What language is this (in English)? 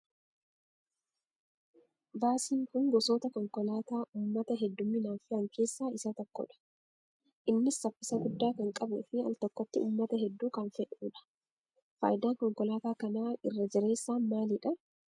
Oromo